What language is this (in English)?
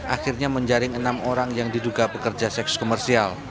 Indonesian